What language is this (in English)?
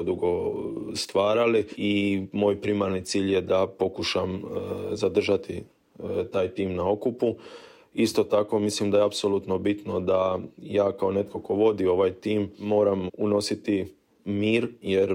Croatian